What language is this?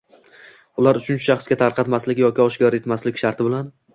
Uzbek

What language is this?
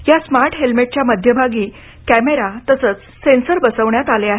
Marathi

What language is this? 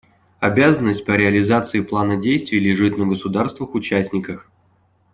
Russian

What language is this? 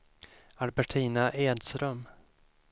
Swedish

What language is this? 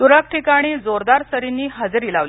Marathi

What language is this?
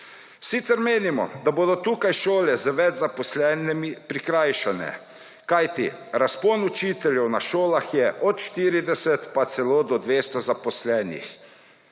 Slovenian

